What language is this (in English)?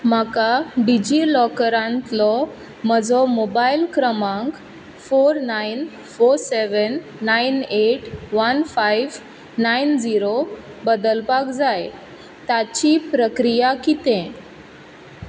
Konkani